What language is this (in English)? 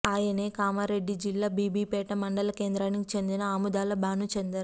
Telugu